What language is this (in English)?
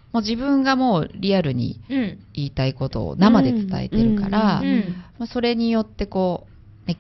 Japanese